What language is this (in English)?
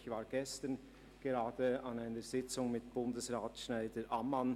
Swiss German